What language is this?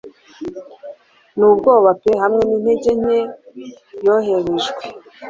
Kinyarwanda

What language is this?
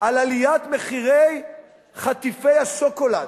Hebrew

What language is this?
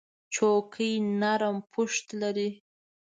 Pashto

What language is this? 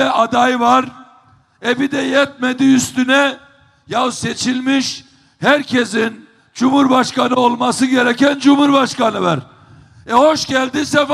Turkish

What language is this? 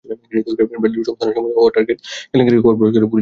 Bangla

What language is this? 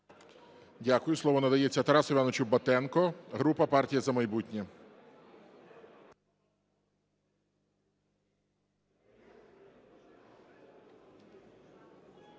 Ukrainian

